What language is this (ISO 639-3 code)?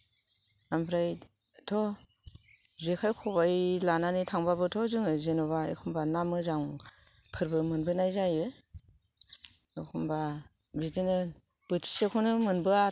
brx